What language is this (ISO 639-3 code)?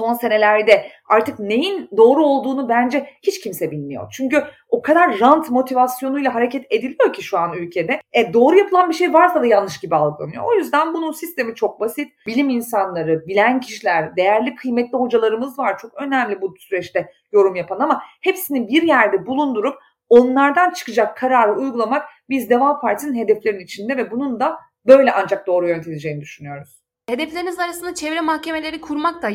tur